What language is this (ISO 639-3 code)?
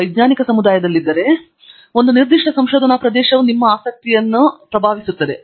kan